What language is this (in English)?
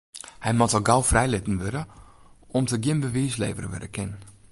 Western Frisian